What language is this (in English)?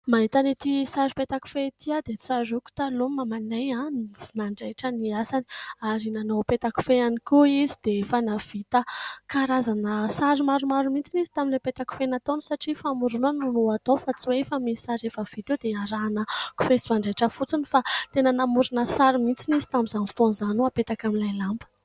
Malagasy